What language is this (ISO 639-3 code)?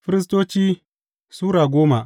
hau